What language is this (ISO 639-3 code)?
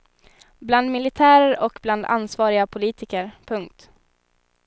swe